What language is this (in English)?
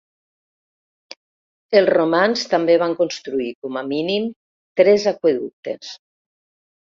Catalan